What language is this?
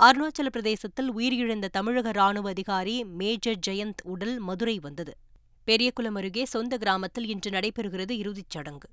Tamil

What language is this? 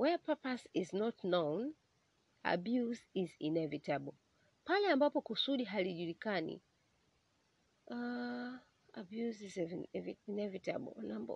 Swahili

